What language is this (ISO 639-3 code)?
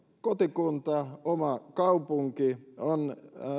fin